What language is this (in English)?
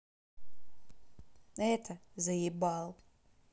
Russian